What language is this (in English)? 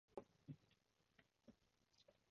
Cantonese